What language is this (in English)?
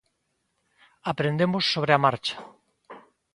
Galician